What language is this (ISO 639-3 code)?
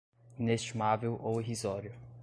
por